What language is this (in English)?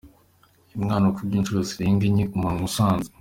Kinyarwanda